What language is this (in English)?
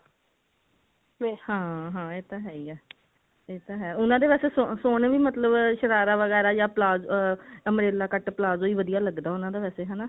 Punjabi